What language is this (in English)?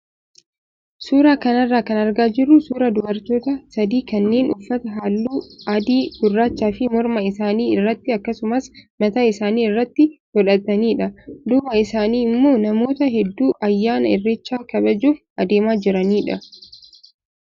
Oromo